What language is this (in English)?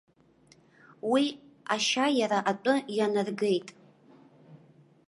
Abkhazian